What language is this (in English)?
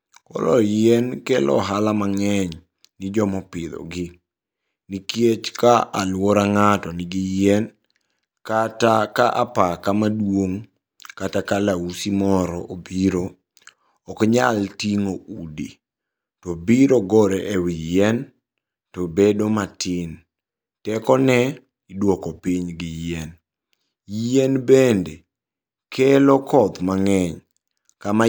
Luo (Kenya and Tanzania)